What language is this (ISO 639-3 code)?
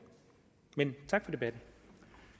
dan